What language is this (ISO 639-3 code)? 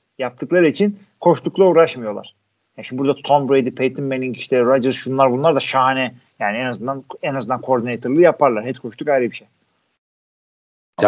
tur